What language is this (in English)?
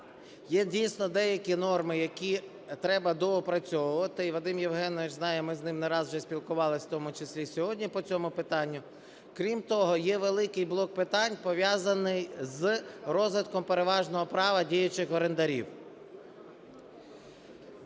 Ukrainian